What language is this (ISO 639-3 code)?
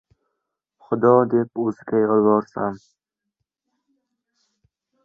uzb